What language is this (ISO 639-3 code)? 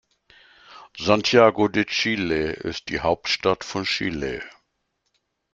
deu